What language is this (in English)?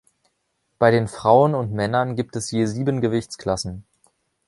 German